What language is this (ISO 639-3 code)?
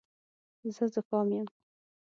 pus